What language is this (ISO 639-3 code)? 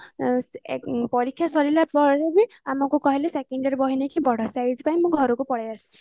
ori